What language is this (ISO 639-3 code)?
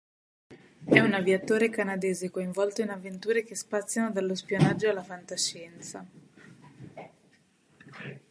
ita